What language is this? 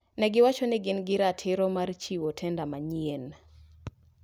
Luo (Kenya and Tanzania)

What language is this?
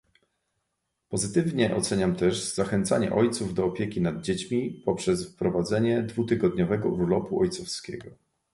Polish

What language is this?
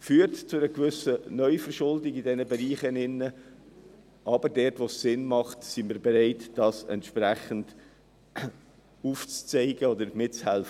Swiss German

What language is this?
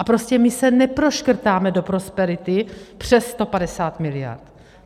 Czech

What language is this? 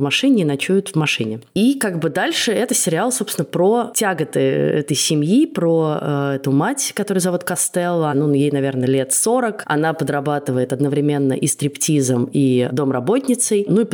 Russian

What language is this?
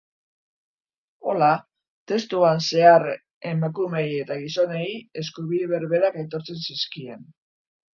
Basque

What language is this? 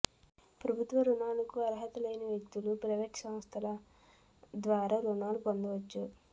Telugu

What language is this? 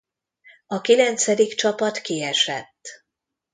Hungarian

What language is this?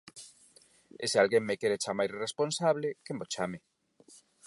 Galician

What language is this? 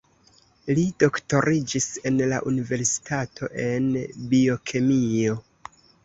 Esperanto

